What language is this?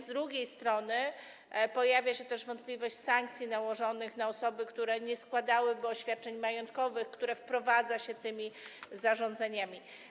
Polish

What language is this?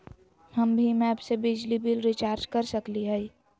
Magahi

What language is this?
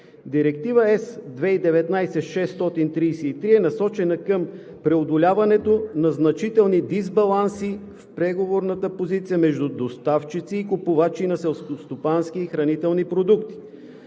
Bulgarian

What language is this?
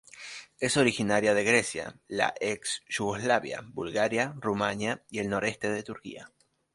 Spanish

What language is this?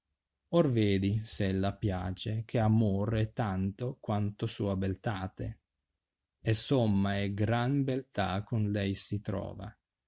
Italian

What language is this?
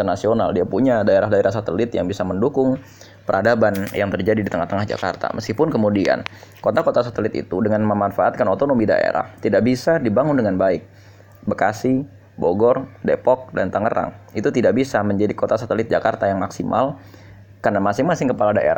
Indonesian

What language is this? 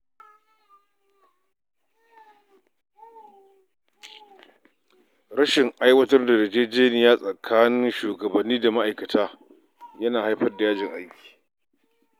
Hausa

